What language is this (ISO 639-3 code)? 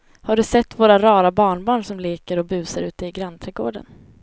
swe